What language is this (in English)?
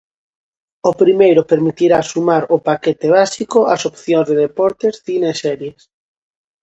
Galician